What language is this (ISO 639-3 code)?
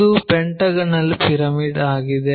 kan